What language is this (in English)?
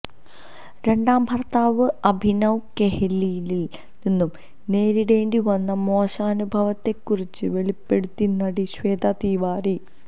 Malayalam